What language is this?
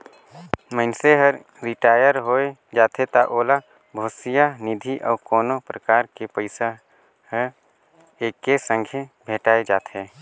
Chhattisgarhi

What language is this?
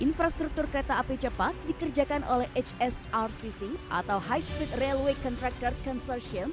Indonesian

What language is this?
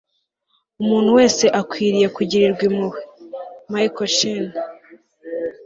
Kinyarwanda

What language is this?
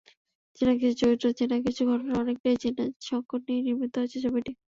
Bangla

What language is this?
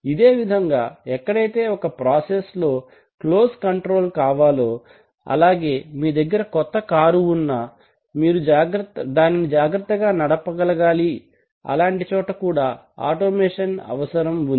Telugu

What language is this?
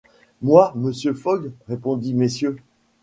French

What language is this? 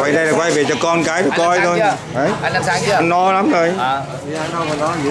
Vietnamese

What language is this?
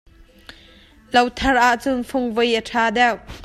Hakha Chin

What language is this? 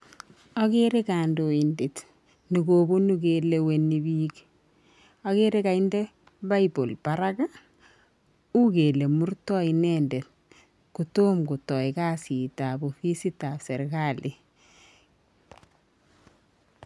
Kalenjin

